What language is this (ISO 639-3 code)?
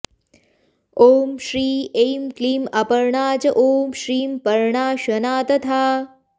san